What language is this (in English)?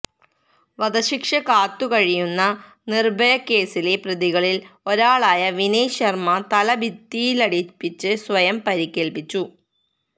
Malayalam